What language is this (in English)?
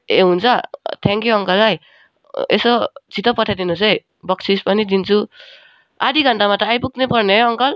Nepali